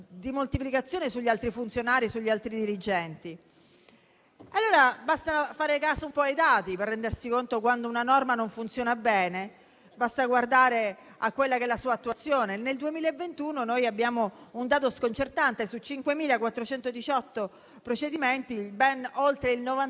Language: Italian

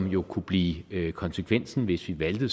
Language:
Danish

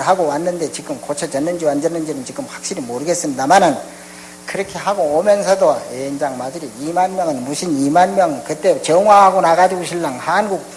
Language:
Korean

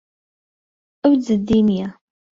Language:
Central Kurdish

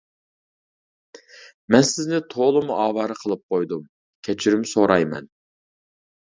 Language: Uyghur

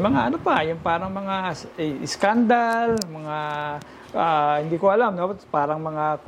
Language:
Filipino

